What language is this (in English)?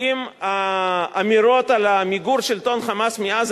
Hebrew